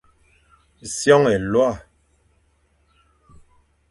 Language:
Fang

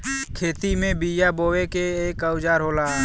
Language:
Bhojpuri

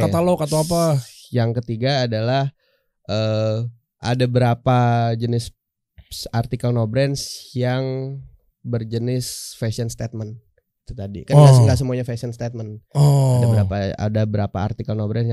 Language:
Indonesian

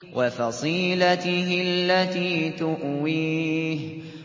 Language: Arabic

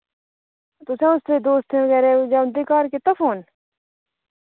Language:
Dogri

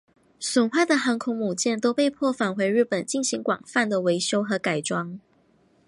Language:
Chinese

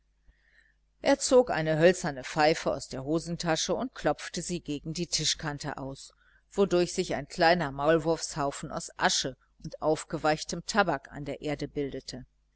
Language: German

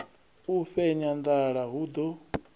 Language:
Venda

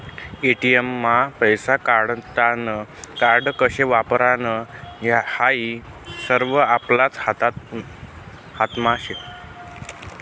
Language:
Marathi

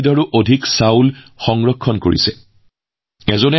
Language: Assamese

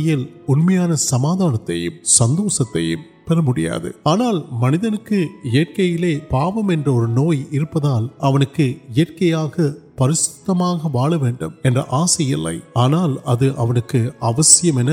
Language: Urdu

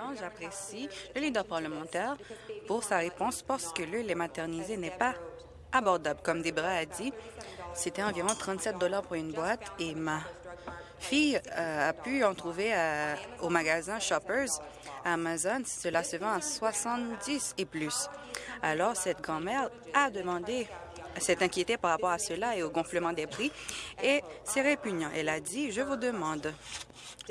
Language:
French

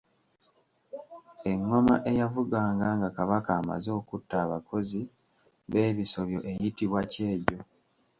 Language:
Ganda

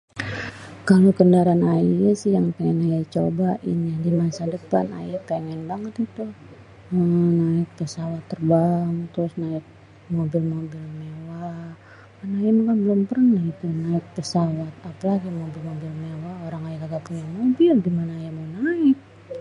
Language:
Betawi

